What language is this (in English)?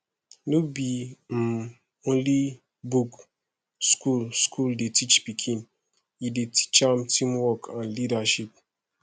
Nigerian Pidgin